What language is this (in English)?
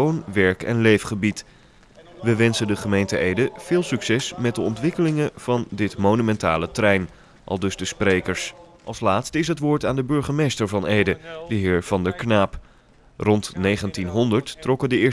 Dutch